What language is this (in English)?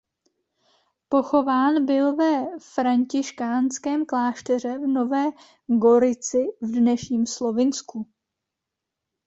Czech